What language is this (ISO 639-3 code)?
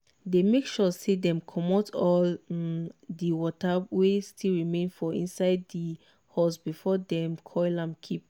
pcm